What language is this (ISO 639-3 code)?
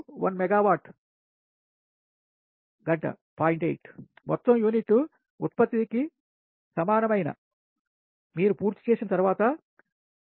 tel